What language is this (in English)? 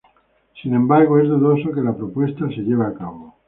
Spanish